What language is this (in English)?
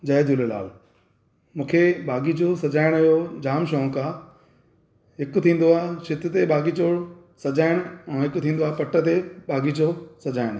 Sindhi